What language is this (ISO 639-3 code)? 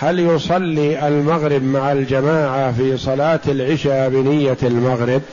ara